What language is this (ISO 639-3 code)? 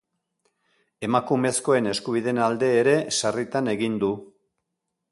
eus